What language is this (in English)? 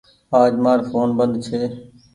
Goaria